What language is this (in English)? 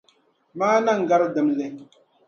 Dagbani